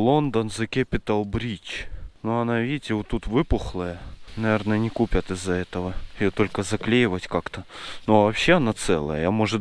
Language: Russian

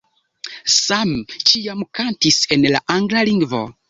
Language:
Esperanto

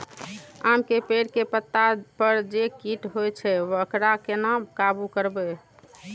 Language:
Maithili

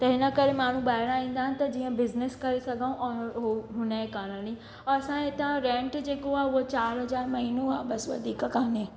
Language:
Sindhi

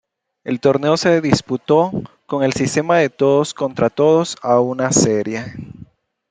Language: Spanish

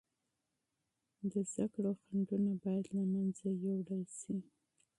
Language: Pashto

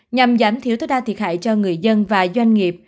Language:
Vietnamese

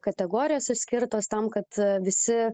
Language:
Lithuanian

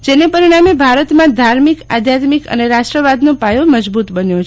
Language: Gujarati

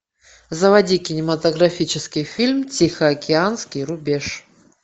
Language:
Russian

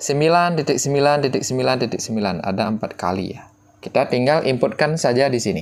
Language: Indonesian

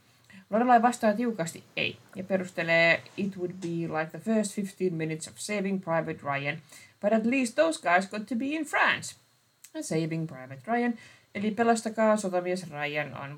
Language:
Finnish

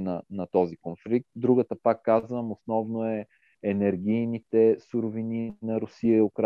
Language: Bulgarian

